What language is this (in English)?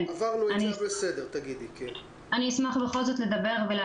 Hebrew